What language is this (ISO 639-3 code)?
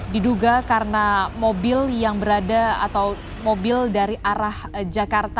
ind